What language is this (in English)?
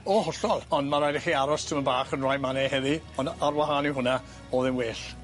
Welsh